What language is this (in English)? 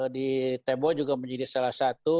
Indonesian